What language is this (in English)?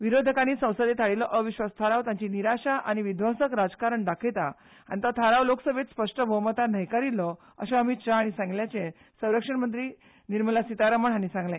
Konkani